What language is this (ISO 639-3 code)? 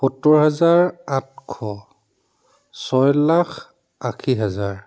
asm